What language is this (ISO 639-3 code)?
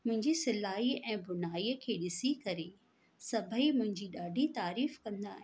snd